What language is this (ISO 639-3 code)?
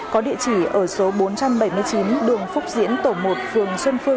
vie